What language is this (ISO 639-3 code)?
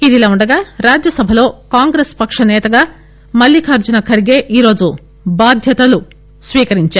tel